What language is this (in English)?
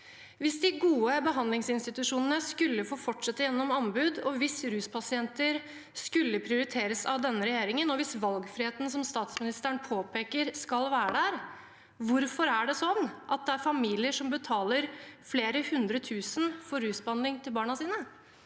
Norwegian